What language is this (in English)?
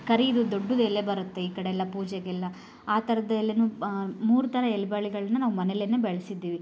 Kannada